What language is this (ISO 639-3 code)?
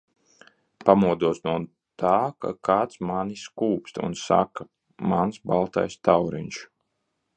lav